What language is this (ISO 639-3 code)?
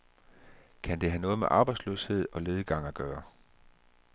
dan